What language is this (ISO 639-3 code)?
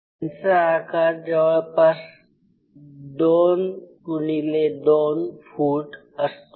mar